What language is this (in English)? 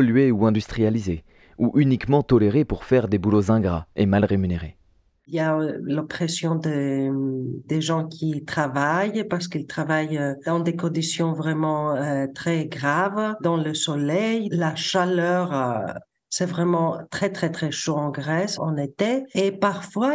French